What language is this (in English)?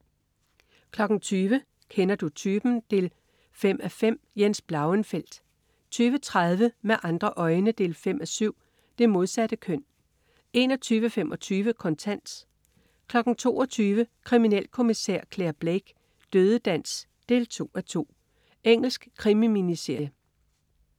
Danish